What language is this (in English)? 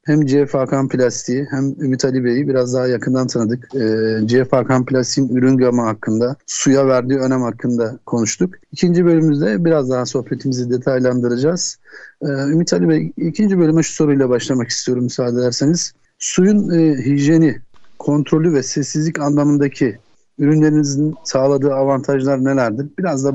Turkish